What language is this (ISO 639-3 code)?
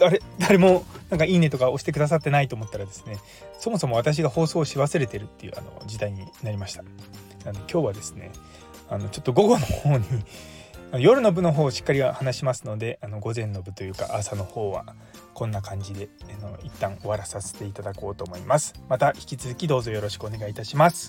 jpn